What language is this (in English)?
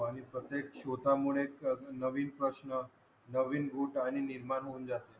Marathi